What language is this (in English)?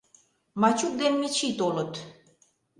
Mari